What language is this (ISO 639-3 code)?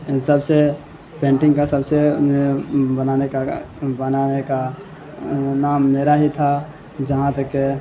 urd